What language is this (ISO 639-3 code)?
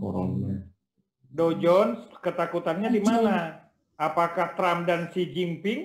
ind